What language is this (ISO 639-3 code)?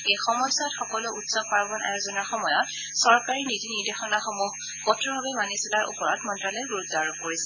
asm